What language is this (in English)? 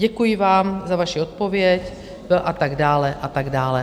Czech